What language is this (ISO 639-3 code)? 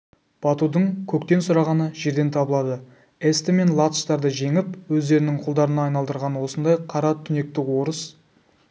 kaz